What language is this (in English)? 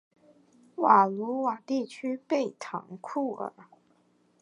Chinese